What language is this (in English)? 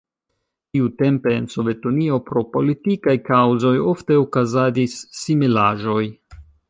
Esperanto